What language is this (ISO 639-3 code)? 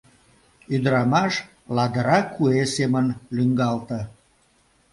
chm